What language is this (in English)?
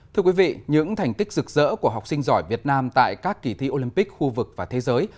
Vietnamese